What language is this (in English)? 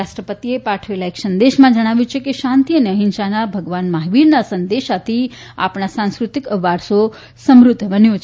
Gujarati